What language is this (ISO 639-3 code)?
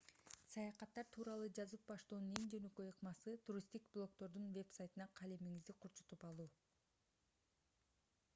kir